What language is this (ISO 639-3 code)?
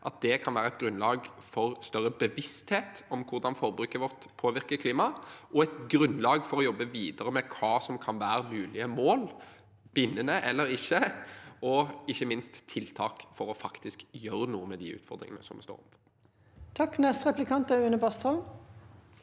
nor